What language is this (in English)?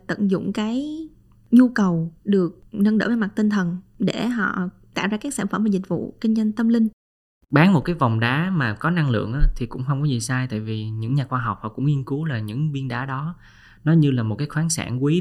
Vietnamese